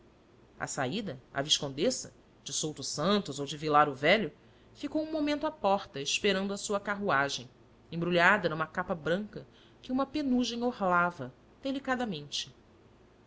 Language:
Portuguese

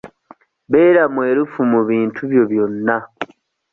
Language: Ganda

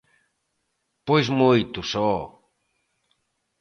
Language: Galician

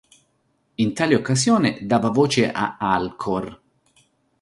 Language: Italian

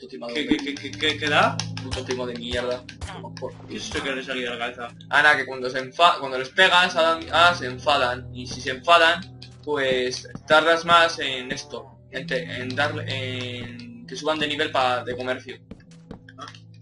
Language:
Spanish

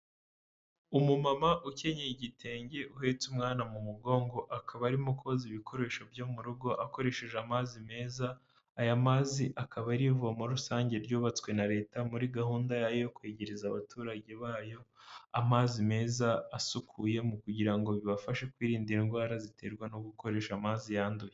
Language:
Kinyarwanda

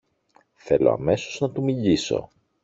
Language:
Greek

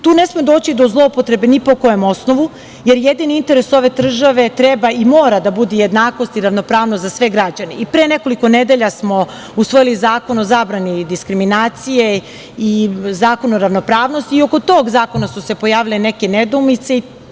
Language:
Serbian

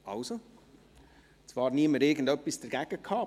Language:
Swiss German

